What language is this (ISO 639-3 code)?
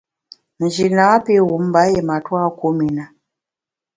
bax